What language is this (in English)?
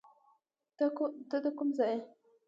Pashto